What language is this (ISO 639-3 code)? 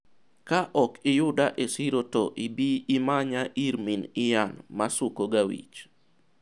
luo